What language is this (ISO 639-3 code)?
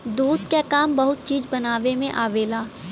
bho